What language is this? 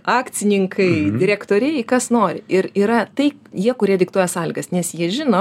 Lithuanian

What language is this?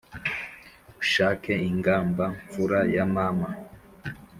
Kinyarwanda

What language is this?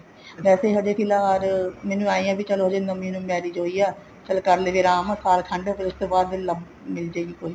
Punjabi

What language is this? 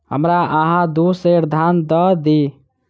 Maithili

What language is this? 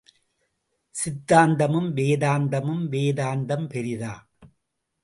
Tamil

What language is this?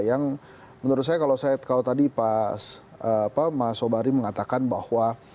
Indonesian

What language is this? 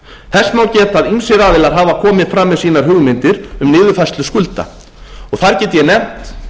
Icelandic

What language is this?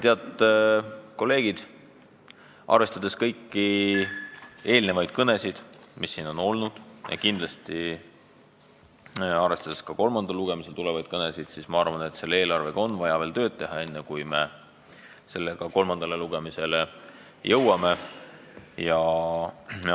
Estonian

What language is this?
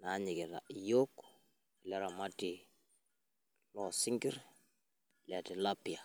Masai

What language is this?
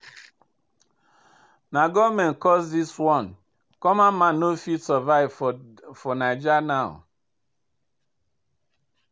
Nigerian Pidgin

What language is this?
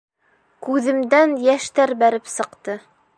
Bashkir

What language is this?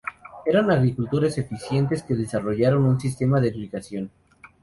Spanish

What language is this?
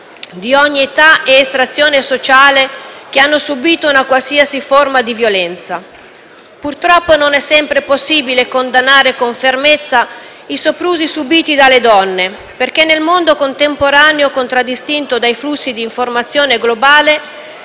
Italian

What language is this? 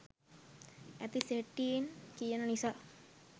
Sinhala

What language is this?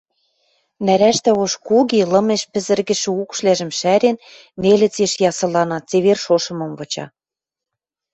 Western Mari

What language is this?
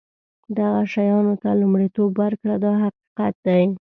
Pashto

